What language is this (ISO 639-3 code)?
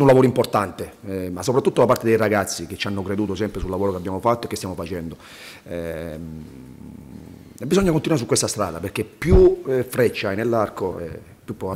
ita